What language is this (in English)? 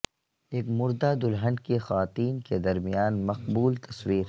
Urdu